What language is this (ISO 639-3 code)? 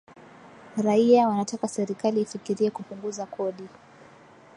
swa